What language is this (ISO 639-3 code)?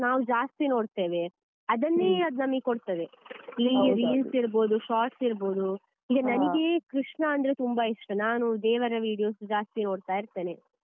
kan